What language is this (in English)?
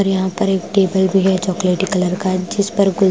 Hindi